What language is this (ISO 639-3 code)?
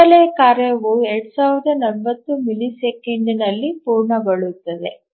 kan